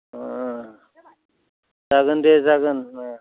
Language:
Bodo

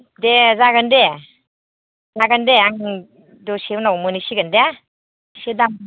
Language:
Bodo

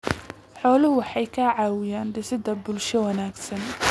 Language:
Somali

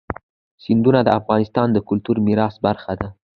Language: Pashto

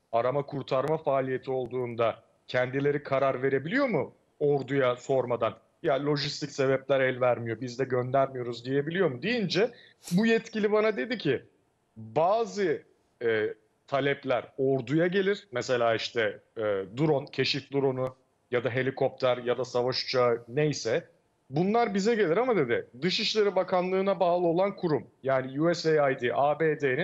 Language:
Turkish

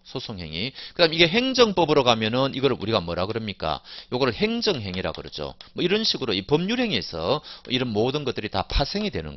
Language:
Korean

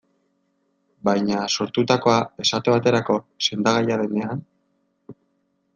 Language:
Basque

